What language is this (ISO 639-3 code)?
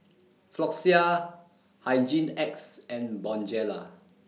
eng